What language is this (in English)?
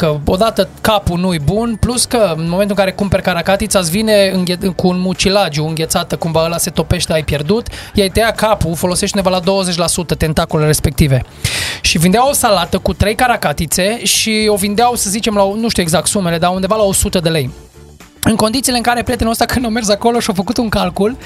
Romanian